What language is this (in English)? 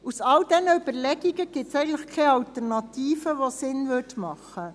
Swiss German